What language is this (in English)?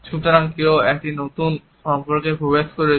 Bangla